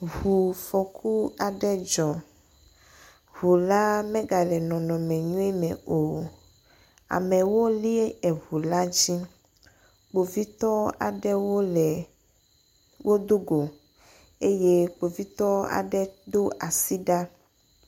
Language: Ewe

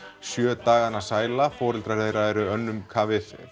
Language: Icelandic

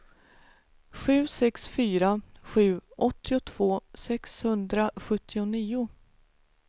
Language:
Swedish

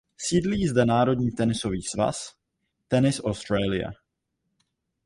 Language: Czech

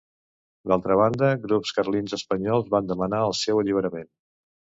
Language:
Catalan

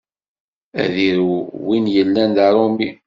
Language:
Kabyle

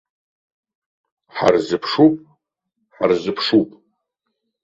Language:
Abkhazian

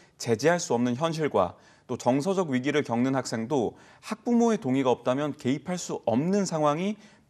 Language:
Korean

